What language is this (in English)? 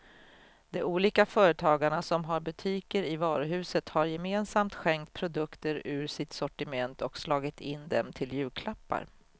Swedish